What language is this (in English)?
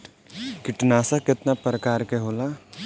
Bhojpuri